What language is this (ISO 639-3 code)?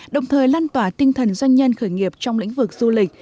vie